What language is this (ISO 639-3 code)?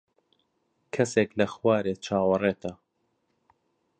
ckb